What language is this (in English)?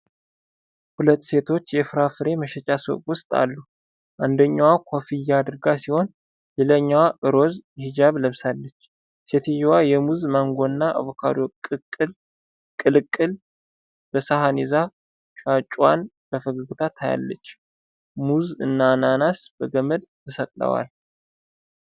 Amharic